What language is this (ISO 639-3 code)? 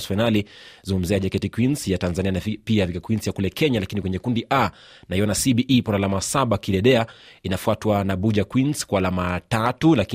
swa